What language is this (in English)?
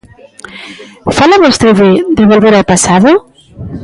Galician